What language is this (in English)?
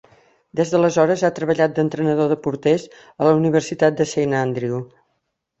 Catalan